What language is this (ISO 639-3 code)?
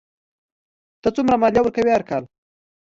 pus